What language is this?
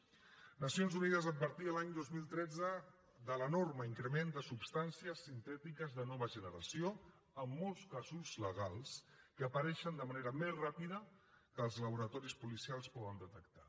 Catalan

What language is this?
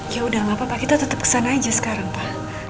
Indonesian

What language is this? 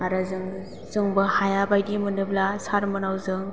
Bodo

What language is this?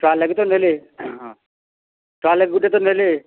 Odia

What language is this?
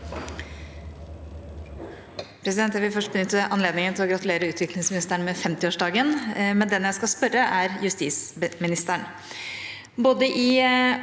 Norwegian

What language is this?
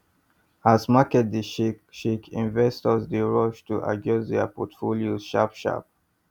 Nigerian Pidgin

